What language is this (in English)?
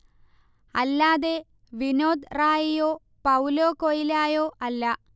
Malayalam